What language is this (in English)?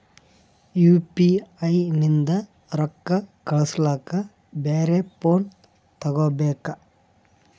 Kannada